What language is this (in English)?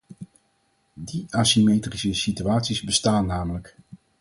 Dutch